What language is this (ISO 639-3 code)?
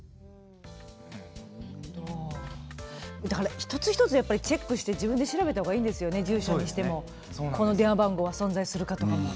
jpn